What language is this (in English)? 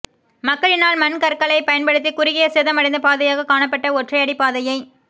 Tamil